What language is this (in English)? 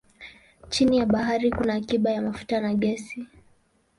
Swahili